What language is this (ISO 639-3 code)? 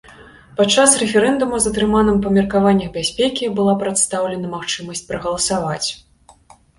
bel